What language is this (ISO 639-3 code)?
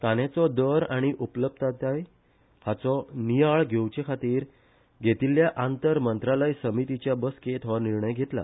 kok